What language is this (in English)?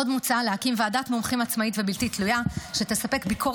Hebrew